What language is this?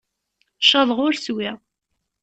Kabyle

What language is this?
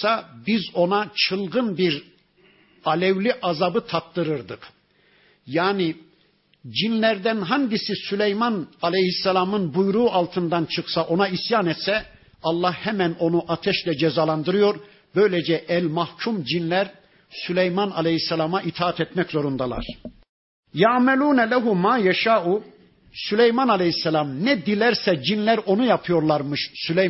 Turkish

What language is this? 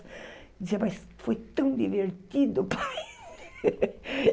Portuguese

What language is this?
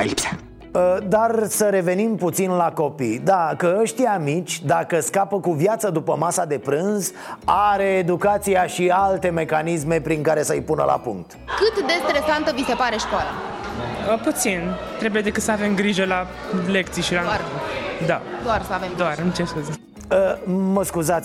Romanian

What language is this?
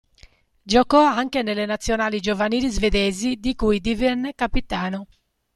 Italian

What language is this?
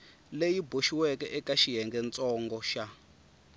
Tsonga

